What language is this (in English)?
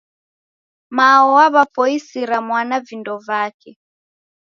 Taita